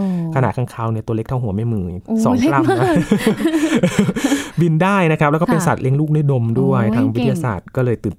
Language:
Thai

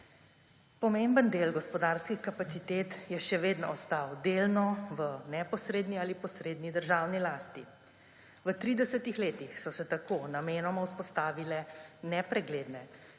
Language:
Slovenian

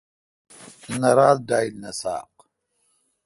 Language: Kalkoti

